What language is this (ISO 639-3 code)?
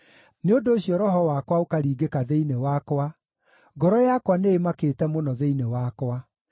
kik